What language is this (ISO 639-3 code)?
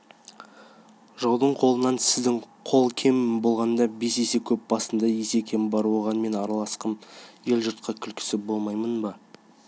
kaz